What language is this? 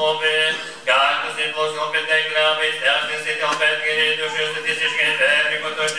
Bulgarian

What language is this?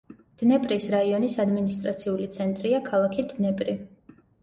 Georgian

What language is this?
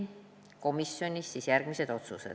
Estonian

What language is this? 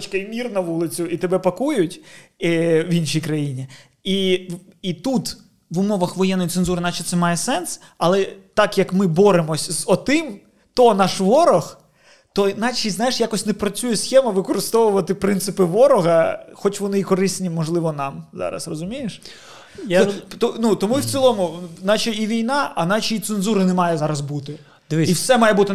Ukrainian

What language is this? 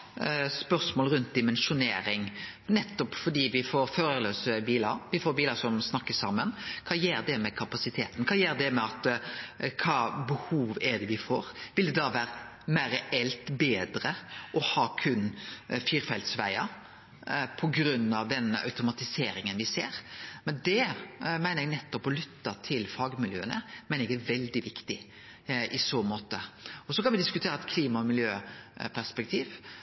Norwegian Nynorsk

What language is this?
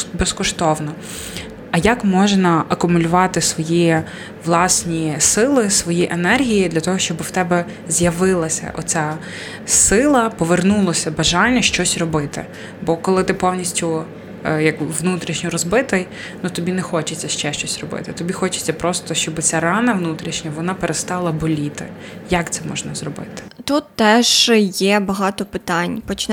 Ukrainian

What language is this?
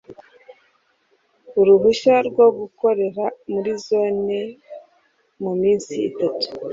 Kinyarwanda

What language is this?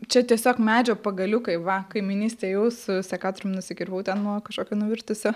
Lithuanian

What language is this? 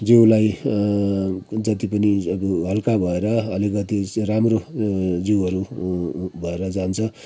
Nepali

